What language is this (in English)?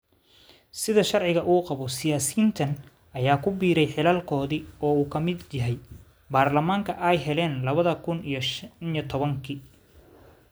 Somali